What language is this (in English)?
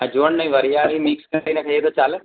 Gujarati